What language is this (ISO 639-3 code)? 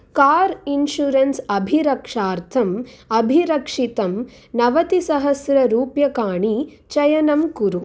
san